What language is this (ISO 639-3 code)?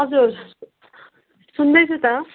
nep